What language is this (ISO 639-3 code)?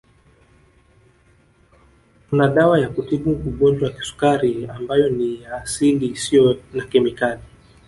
swa